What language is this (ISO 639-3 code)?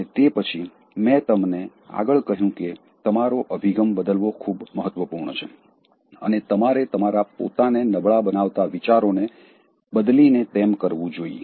guj